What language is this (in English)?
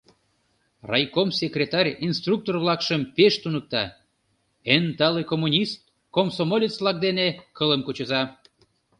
Mari